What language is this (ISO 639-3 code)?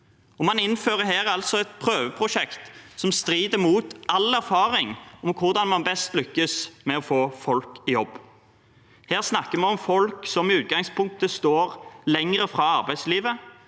nor